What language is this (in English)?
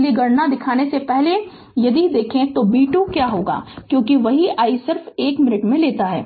Hindi